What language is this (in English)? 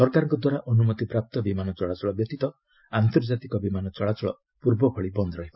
Odia